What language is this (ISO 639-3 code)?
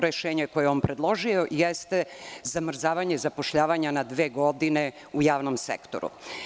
srp